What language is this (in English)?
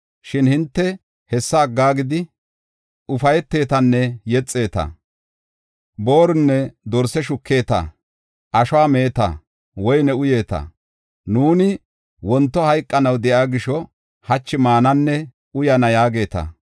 Gofa